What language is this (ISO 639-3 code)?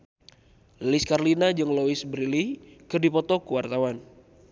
sun